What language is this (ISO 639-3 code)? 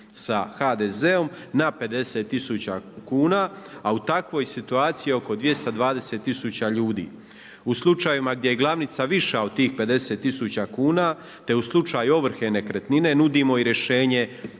hrv